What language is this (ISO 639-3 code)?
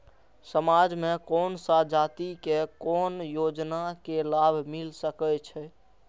mai